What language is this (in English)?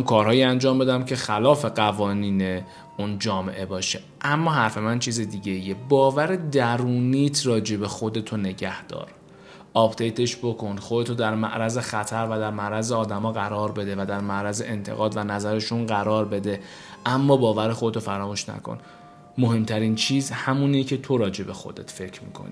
Persian